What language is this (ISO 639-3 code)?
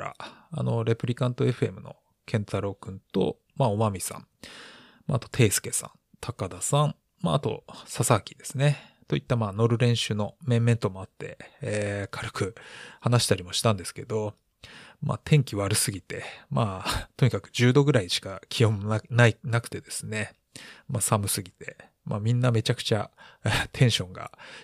jpn